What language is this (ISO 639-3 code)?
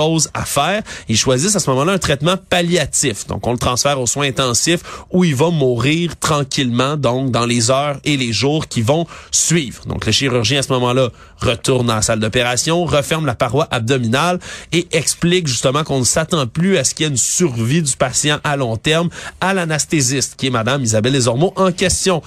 fra